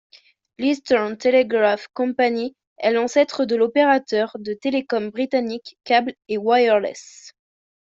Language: French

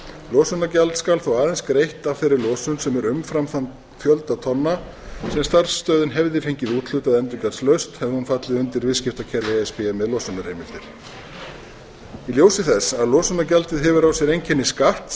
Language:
Icelandic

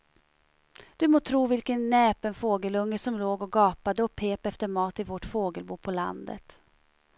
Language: Swedish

